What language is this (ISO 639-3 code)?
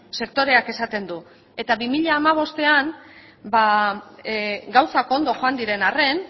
eus